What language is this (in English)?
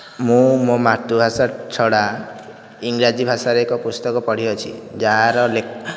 Odia